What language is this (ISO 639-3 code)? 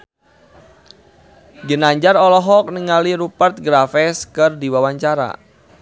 sun